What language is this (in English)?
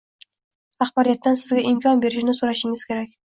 Uzbek